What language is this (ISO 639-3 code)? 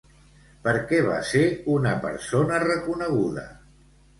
cat